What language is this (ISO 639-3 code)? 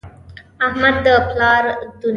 pus